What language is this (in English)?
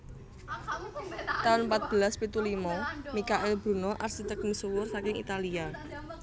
Javanese